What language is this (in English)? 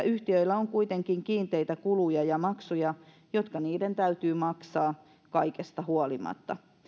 Finnish